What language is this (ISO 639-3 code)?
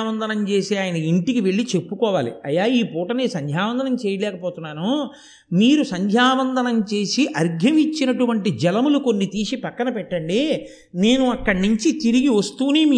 tel